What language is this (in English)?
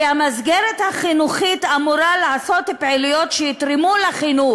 Hebrew